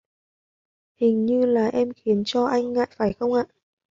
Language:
Vietnamese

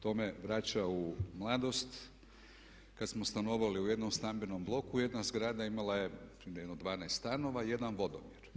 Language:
Croatian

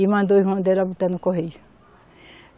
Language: Portuguese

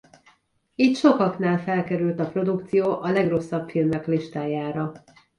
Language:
Hungarian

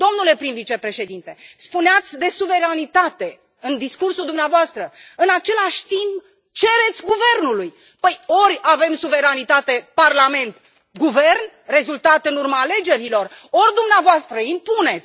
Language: Romanian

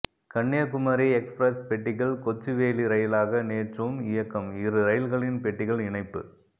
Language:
Tamil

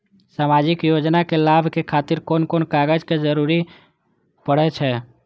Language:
Maithili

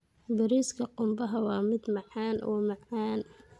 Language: Somali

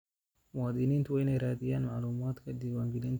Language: Somali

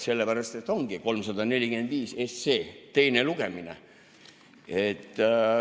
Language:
Estonian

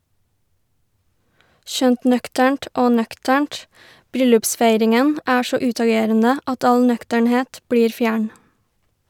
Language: Norwegian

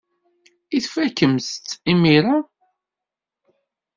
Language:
Kabyle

